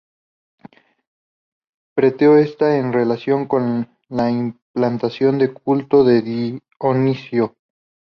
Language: Spanish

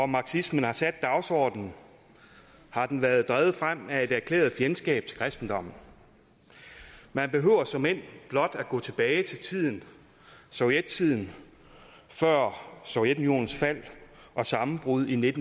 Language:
Danish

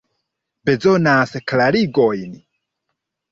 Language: Esperanto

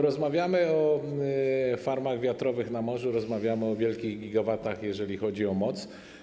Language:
Polish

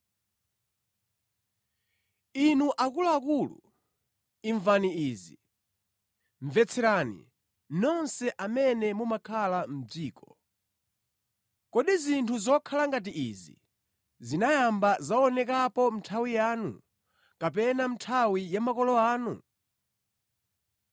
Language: Nyanja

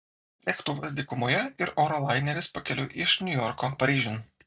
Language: Lithuanian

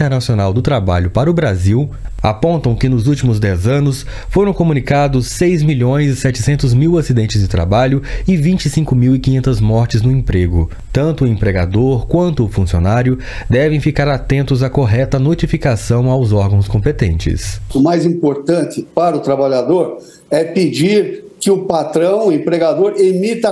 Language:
Portuguese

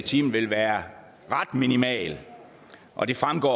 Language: Danish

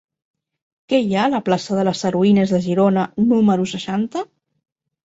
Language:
Catalan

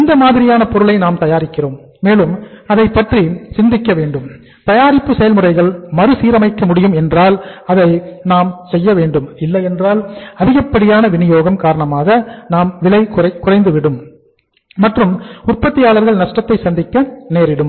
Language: Tamil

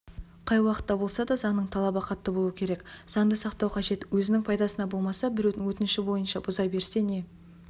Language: Kazakh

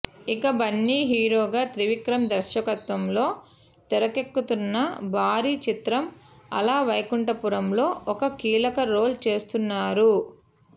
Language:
Telugu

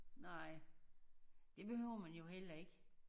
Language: Danish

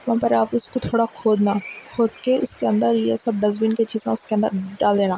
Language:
Urdu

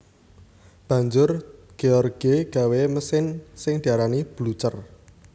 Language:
Javanese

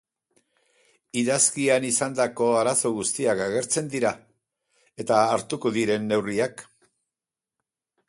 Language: Basque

